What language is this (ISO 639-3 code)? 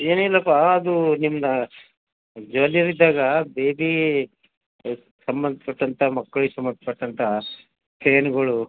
kan